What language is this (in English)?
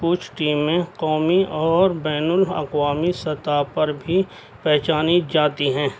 Urdu